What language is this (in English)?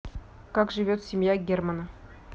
Russian